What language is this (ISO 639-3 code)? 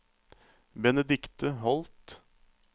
nor